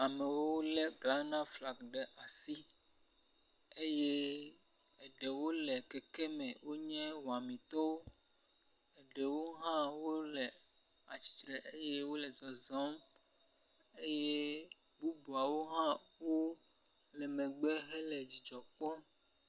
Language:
Ewe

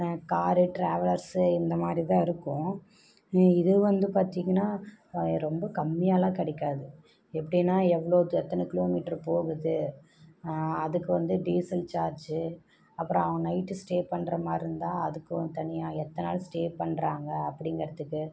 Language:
Tamil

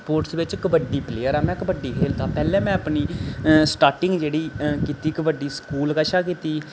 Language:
Dogri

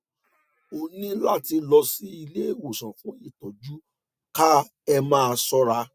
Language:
Yoruba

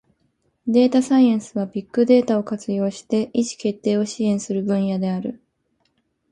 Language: Japanese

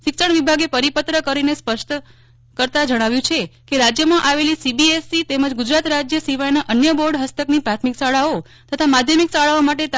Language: Gujarati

